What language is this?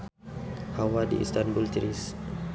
Sundanese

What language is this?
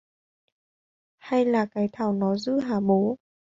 Vietnamese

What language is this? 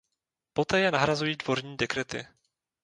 Czech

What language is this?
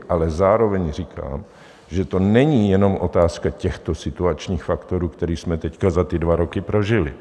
Czech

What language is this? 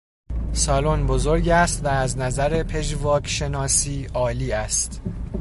Persian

